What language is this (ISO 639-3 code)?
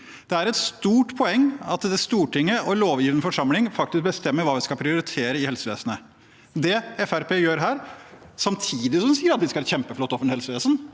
nor